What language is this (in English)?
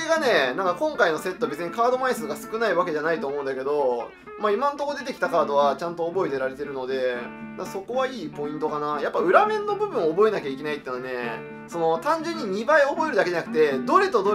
Japanese